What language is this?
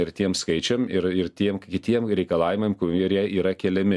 Lithuanian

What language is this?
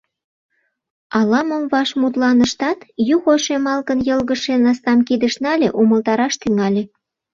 Mari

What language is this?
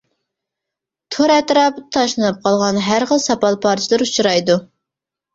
Uyghur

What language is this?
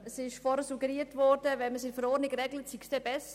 Swiss German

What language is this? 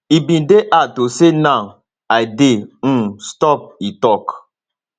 Nigerian Pidgin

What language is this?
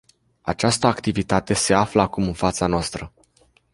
Romanian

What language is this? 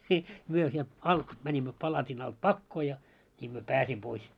Finnish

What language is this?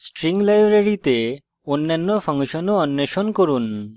Bangla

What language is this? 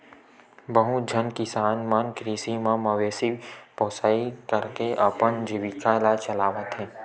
Chhattisgarhi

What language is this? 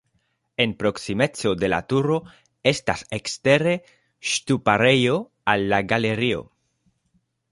Esperanto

